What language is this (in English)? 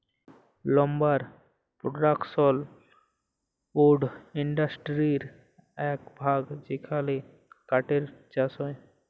Bangla